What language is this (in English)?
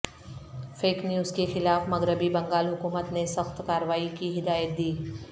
Urdu